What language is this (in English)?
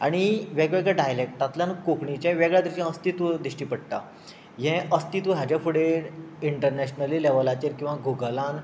Konkani